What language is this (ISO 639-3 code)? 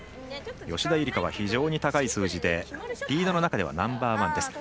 jpn